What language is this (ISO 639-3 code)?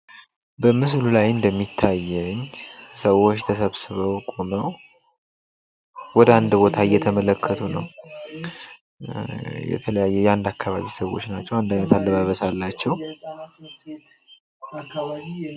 amh